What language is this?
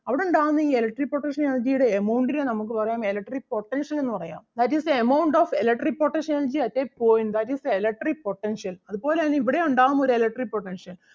Malayalam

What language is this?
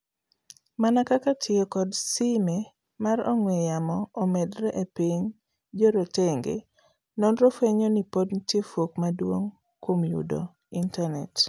Luo (Kenya and Tanzania)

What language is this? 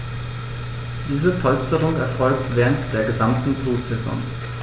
German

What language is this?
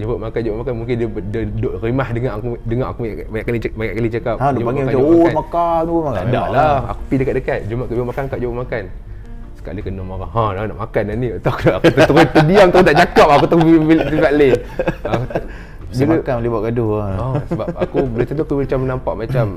Malay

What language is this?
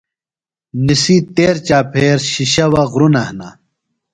Phalura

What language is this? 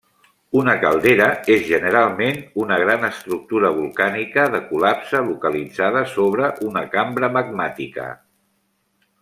Catalan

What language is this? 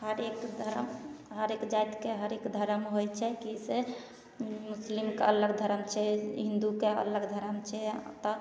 Maithili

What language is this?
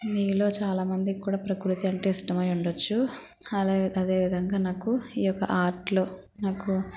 Telugu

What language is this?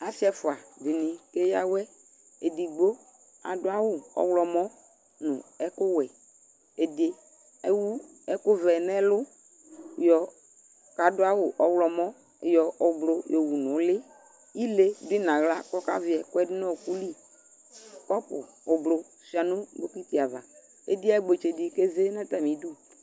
Ikposo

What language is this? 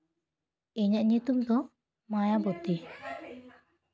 Santali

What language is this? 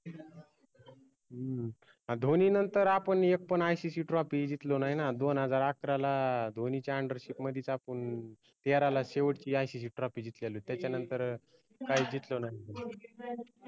Marathi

